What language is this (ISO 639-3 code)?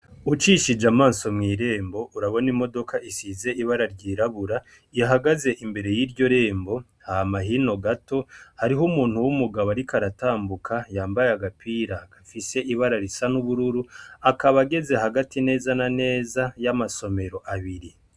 run